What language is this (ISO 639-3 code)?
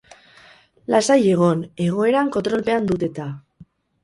eus